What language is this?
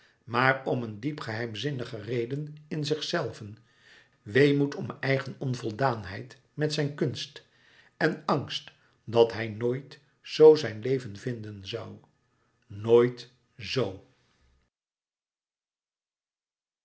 Dutch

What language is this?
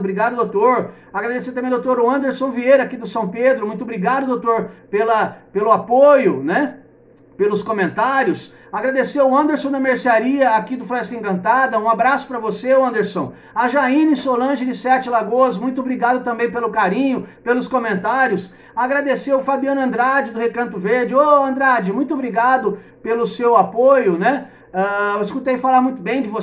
Portuguese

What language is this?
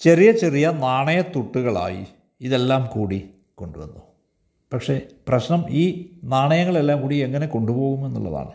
Malayalam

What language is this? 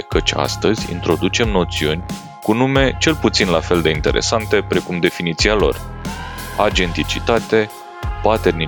Romanian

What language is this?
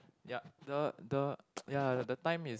English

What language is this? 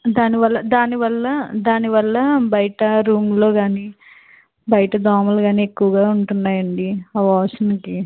Telugu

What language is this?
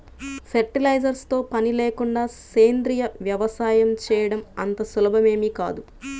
Telugu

